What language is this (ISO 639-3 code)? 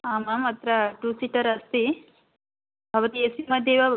san